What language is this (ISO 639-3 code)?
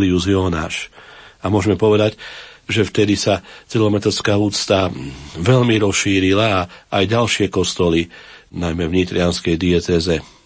slk